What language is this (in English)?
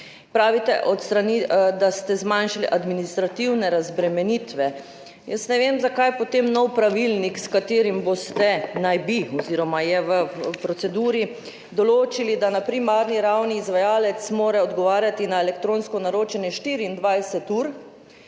Slovenian